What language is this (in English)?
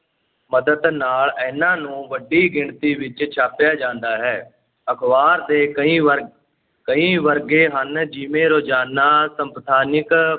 Punjabi